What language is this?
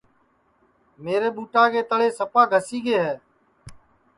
Sansi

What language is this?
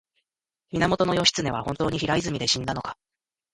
Japanese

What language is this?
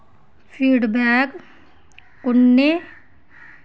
Dogri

